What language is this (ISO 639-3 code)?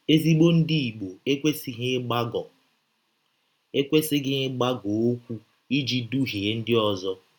ibo